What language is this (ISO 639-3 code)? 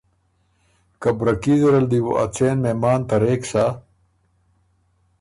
oru